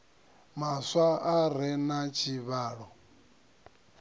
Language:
Venda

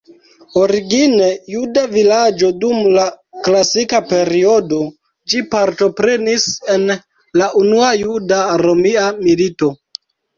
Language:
Esperanto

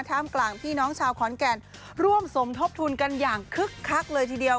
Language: Thai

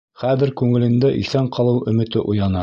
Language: Bashkir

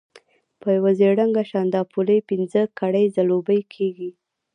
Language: Pashto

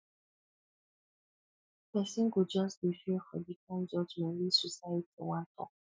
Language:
Nigerian Pidgin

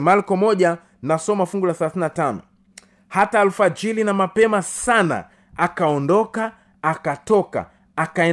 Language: Swahili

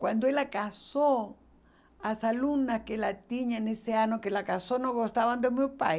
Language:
Portuguese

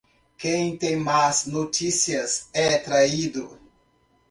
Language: Portuguese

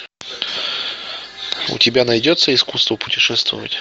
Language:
Russian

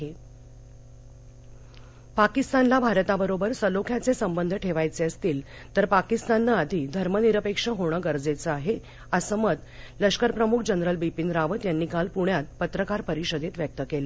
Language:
Marathi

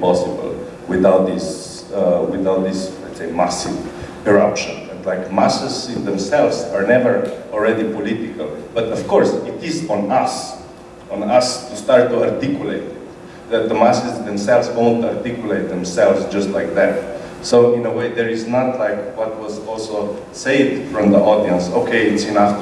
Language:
English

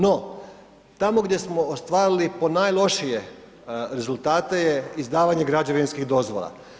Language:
Croatian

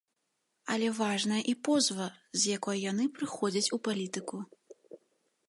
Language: Belarusian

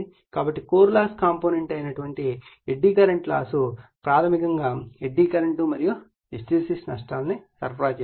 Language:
Telugu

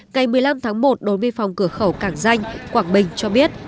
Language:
Vietnamese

